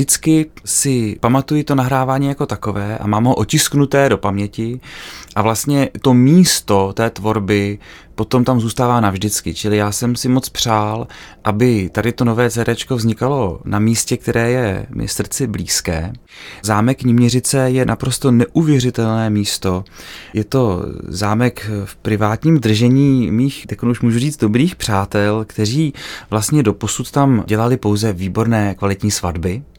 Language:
Czech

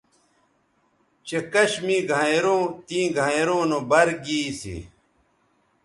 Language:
Bateri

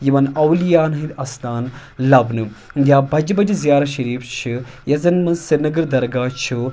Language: Kashmiri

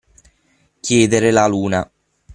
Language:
Italian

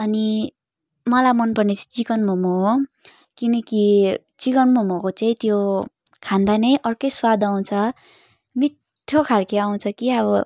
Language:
Nepali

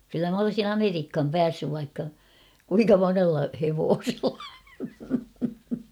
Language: Finnish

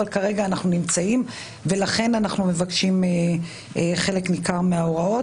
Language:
Hebrew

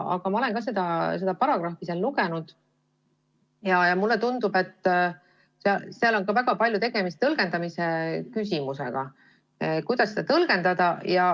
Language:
Estonian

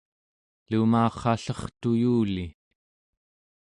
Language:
Central Yupik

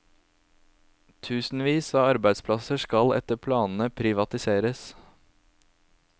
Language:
Norwegian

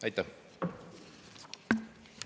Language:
Estonian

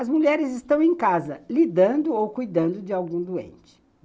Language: Portuguese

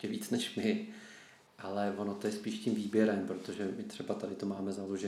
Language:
Czech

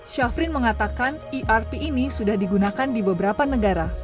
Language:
Indonesian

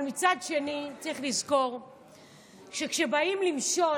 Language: Hebrew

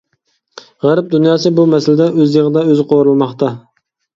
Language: Uyghur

